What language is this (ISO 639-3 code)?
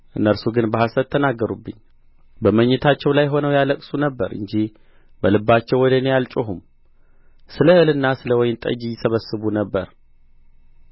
amh